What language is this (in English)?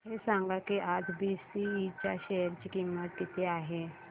Marathi